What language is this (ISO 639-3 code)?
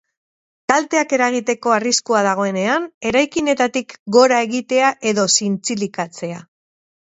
eus